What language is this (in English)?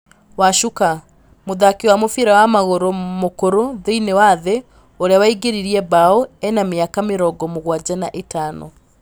Kikuyu